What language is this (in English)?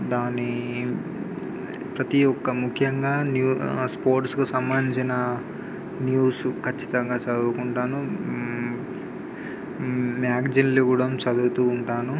Telugu